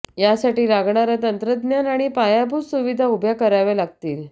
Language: Marathi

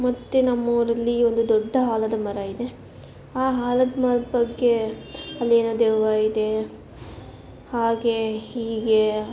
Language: Kannada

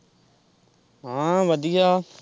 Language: Punjabi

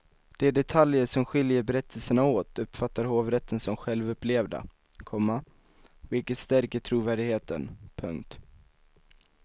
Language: Swedish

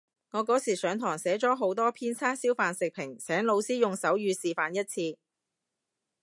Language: Cantonese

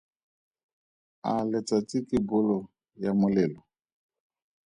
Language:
Tswana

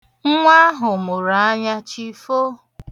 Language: Igbo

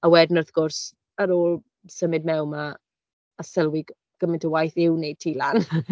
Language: Welsh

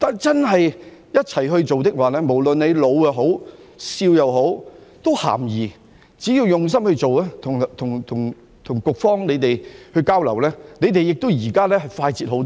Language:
Cantonese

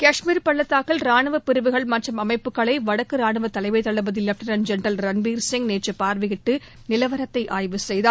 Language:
Tamil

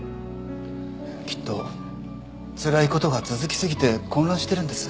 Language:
Japanese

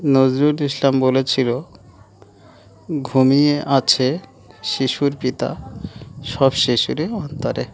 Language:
Bangla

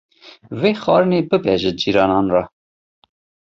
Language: Kurdish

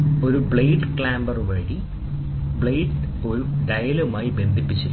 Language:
Malayalam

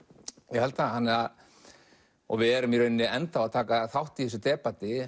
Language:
Icelandic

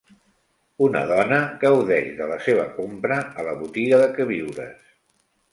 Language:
Catalan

